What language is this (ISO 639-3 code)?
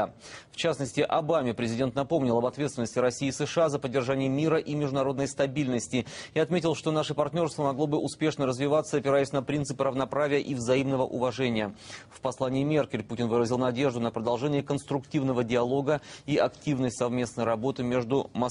rus